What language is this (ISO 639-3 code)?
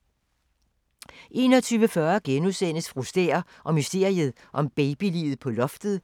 dan